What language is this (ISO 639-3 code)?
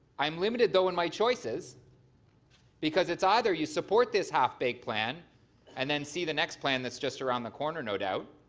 eng